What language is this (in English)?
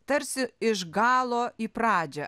Lithuanian